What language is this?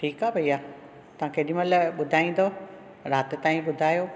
Sindhi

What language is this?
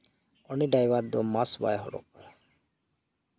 Santali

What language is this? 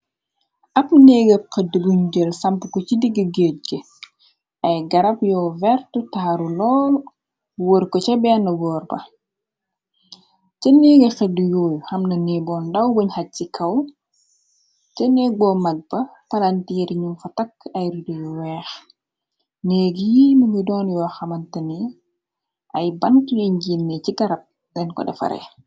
Wolof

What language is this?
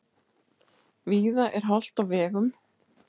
Icelandic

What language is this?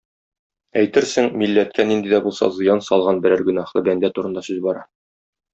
Tatar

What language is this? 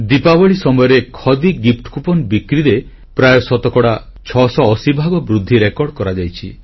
Odia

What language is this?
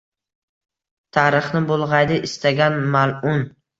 Uzbek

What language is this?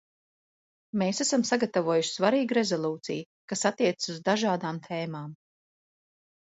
Latvian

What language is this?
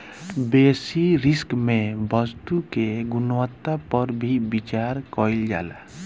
Bhojpuri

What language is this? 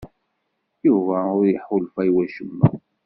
Kabyle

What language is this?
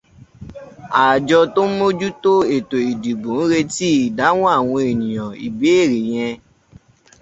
Yoruba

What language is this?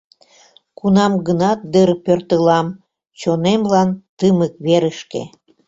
Mari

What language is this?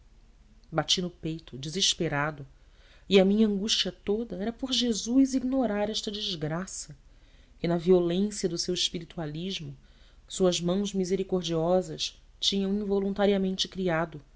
Portuguese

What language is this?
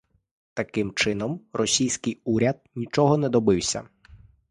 Ukrainian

